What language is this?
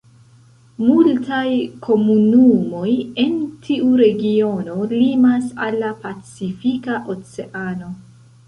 Esperanto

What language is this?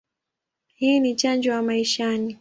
Swahili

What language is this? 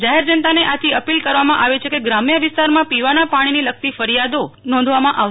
Gujarati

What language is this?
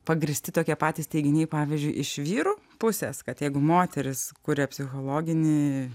Lithuanian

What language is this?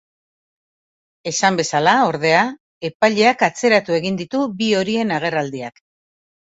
Basque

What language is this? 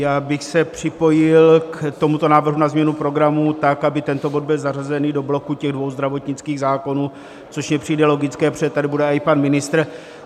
Czech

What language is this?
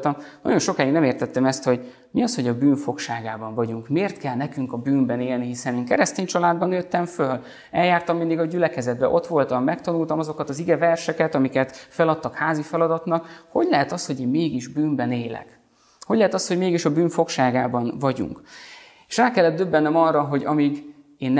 Hungarian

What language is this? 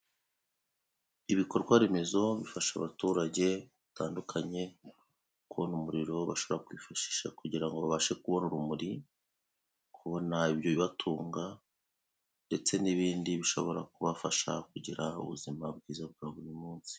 Kinyarwanda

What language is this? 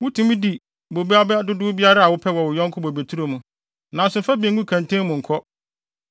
Akan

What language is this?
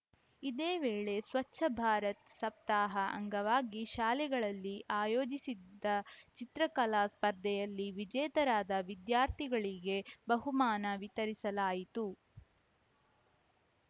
Kannada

